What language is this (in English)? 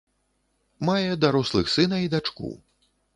Belarusian